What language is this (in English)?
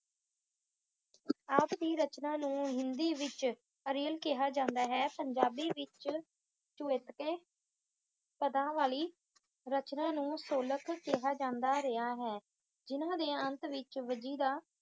Punjabi